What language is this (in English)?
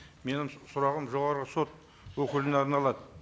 Kazakh